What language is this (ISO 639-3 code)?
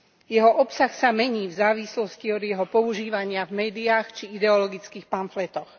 slk